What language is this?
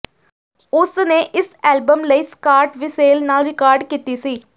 Punjabi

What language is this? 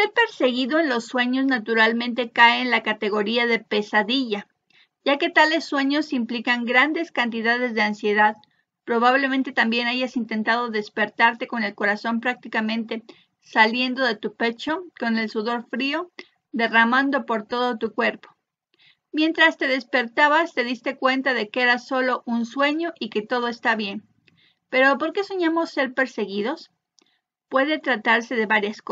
Spanish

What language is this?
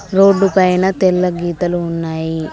Telugu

